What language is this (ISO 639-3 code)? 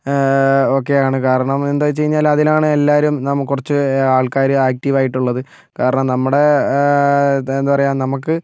mal